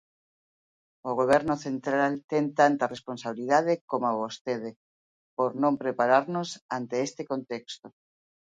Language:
Galician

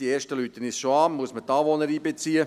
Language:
Swiss German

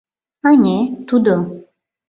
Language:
Mari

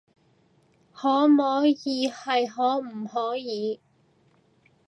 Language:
Cantonese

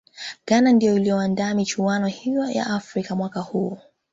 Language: Swahili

